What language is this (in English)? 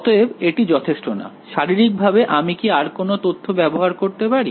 Bangla